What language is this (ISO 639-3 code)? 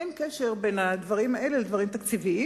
heb